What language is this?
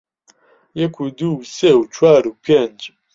Central Kurdish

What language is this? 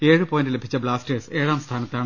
Malayalam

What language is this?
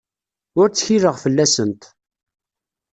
Kabyle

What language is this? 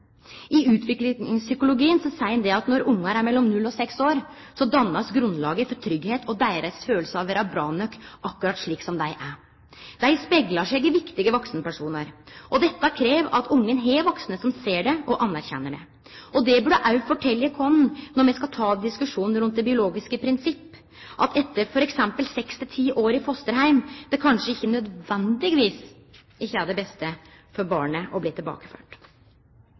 Norwegian Nynorsk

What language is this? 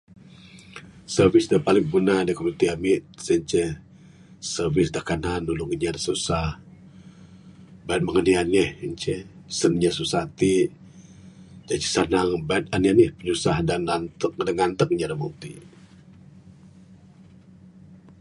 Bukar-Sadung Bidayuh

